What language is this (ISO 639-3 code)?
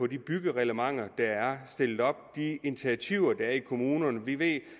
dan